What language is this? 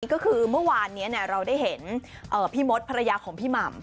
Thai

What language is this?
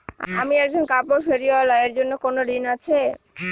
Bangla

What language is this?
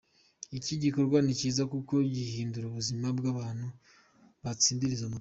Kinyarwanda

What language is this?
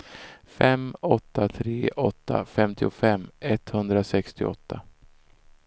Swedish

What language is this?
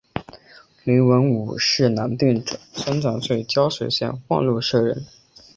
Chinese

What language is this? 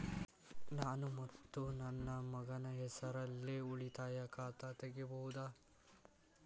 Kannada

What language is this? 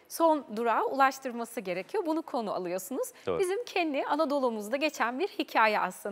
Turkish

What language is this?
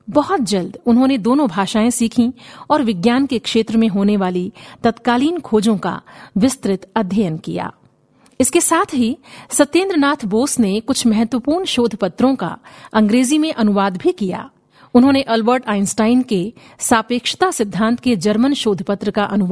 Hindi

